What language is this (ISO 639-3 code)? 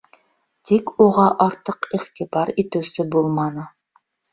bak